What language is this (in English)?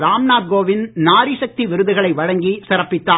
Tamil